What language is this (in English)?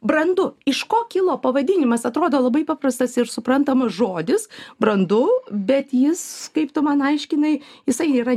Lithuanian